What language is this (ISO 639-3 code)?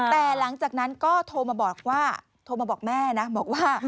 tha